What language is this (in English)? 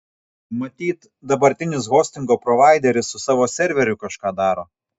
Lithuanian